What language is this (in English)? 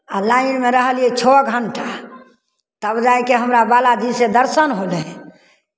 Maithili